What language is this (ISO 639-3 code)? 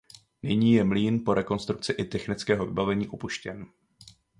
ces